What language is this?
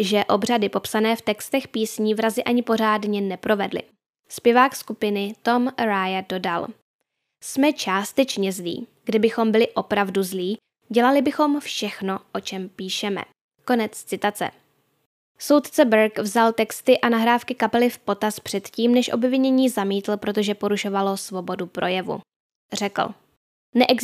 Czech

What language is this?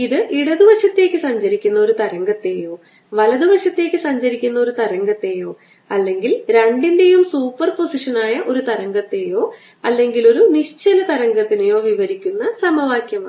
Malayalam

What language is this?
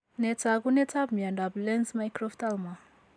Kalenjin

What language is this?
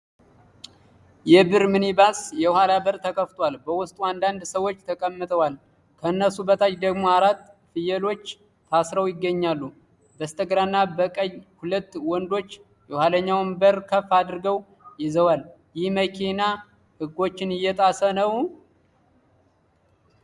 Amharic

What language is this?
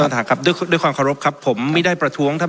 Thai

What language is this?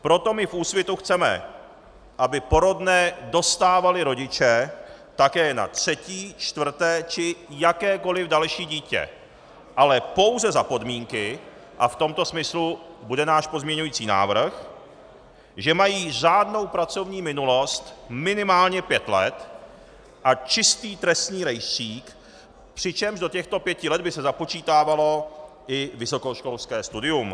Czech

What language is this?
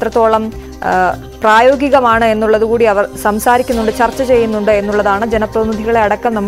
Malayalam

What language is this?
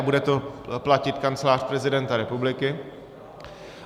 Czech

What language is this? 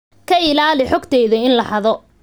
Somali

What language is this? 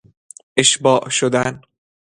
Persian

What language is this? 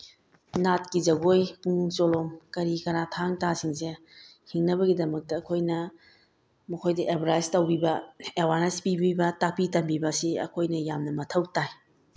Manipuri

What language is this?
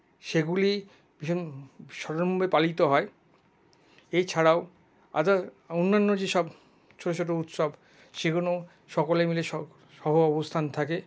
Bangla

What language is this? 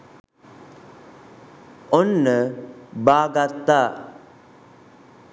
Sinhala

